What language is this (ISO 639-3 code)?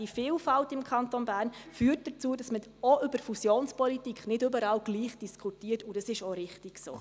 gsw